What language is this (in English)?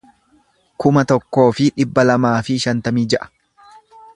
Oromo